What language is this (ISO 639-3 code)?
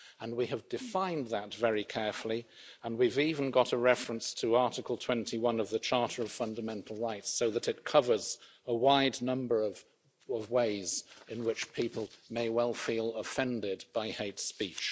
eng